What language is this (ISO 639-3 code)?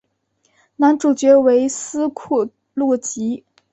zho